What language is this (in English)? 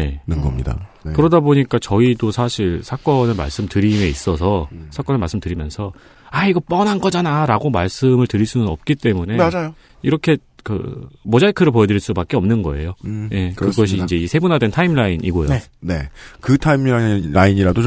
Korean